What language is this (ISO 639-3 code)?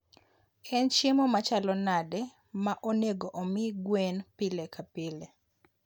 luo